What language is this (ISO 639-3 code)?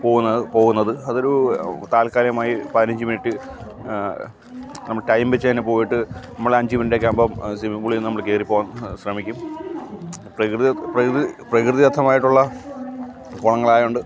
mal